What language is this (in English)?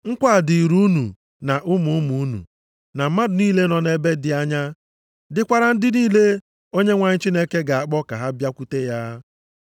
Igbo